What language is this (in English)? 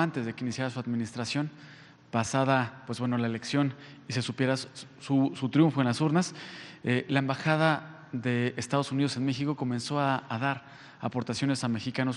Spanish